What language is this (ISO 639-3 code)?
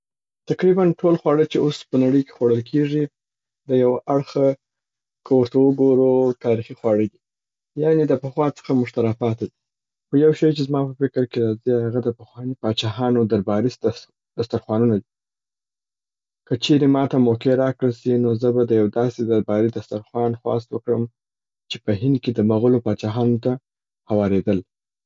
pbt